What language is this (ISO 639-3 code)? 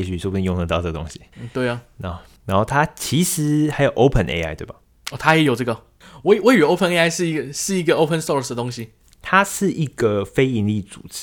zho